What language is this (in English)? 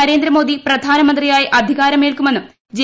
Malayalam